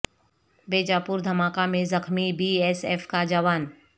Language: Urdu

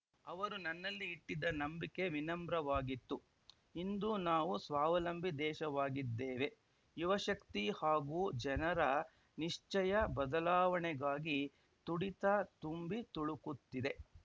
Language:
Kannada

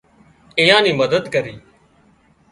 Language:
Wadiyara Koli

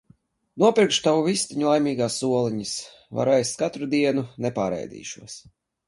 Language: Latvian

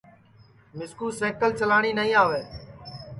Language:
Sansi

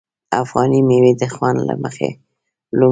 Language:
Pashto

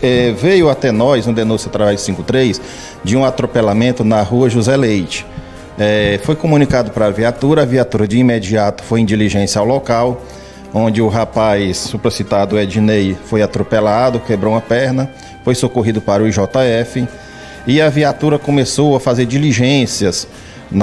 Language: Portuguese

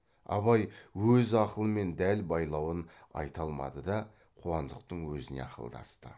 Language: Kazakh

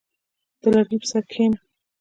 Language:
Pashto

